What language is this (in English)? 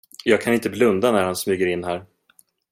Swedish